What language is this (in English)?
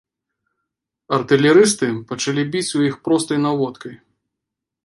Belarusian